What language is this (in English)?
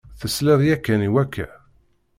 Kabyle